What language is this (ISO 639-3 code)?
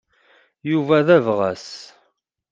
kab